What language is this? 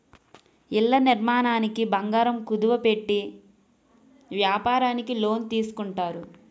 Telugu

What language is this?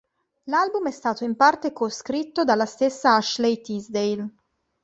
Italian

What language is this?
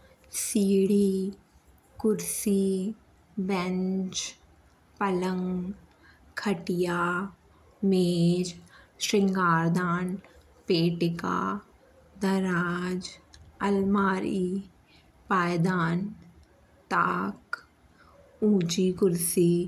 Bundeli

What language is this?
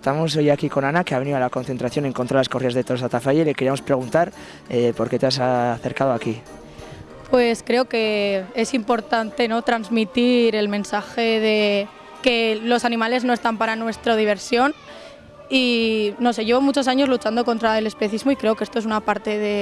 Spanish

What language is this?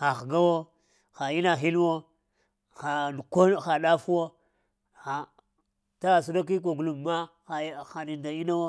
Lamang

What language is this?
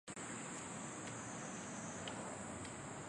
Chinese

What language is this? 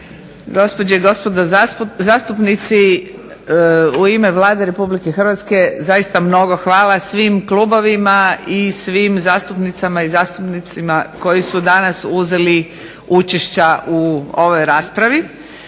Croatian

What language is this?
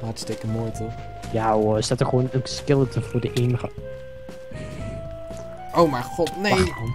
Dutch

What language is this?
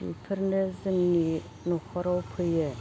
Bodo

